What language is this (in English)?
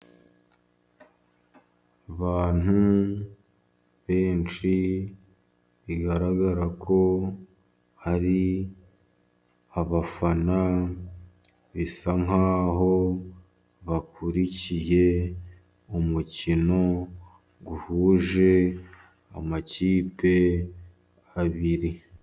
Kinyarwanda